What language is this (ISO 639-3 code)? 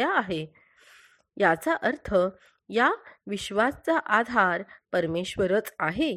mar